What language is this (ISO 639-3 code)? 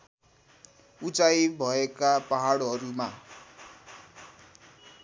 nep